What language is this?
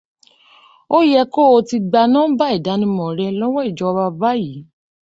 Yoruba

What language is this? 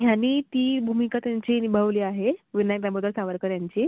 Marathi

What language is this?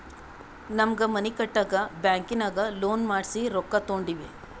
Kannada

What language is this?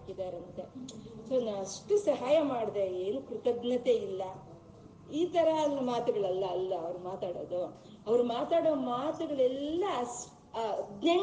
Kannada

